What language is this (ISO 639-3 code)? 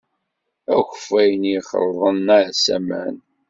kab